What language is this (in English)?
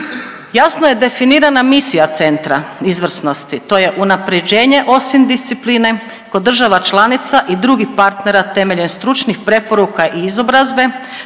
Croatian